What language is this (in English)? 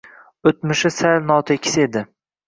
Uzbek